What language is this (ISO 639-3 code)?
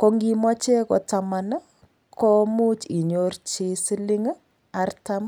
kln